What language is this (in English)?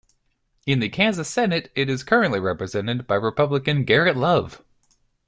English